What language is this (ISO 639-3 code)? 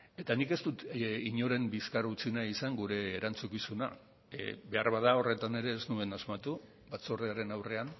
eus